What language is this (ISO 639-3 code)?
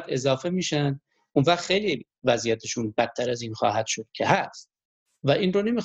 fas